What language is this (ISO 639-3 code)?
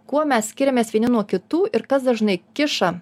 lit